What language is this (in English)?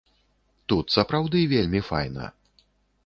Belarusian